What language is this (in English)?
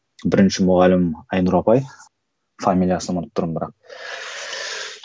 Kazakh